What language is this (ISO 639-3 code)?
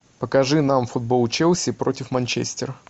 rus